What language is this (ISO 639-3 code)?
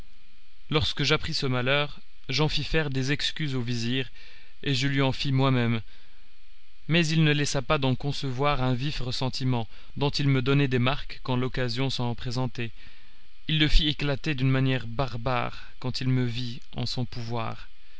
fra